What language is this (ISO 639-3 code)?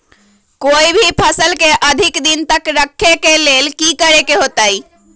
mag